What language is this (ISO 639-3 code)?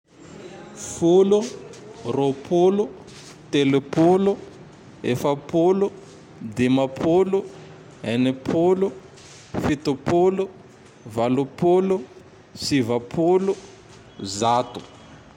tdx